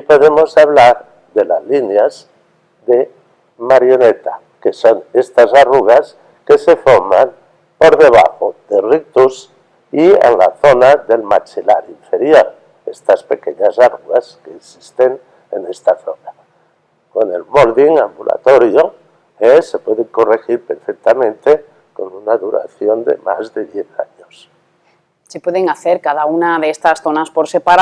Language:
Spanish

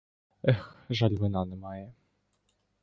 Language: Ukrainian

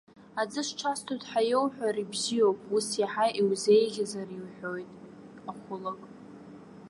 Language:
Abkhazian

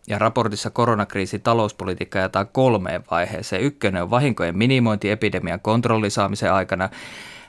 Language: Finnish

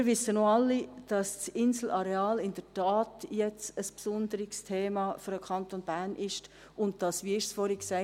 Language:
Swiss German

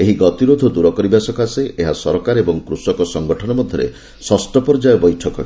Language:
Odia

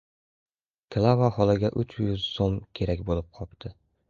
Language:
Uzbek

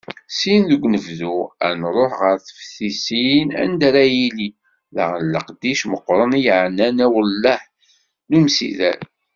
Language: Kabyle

